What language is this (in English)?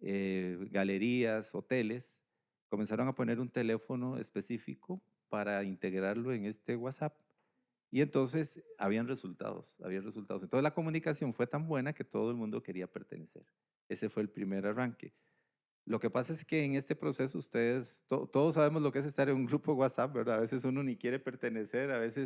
Spanish